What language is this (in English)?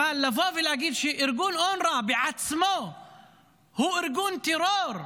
Hebrew